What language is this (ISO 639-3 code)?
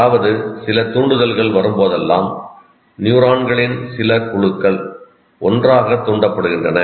tam